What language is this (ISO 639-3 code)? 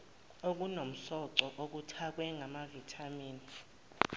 zul